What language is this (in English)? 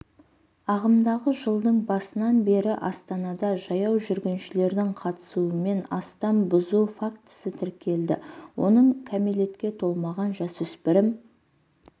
Kazakh